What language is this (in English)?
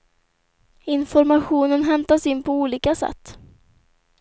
Swedish